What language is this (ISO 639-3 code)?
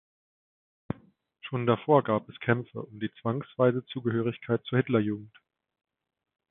deu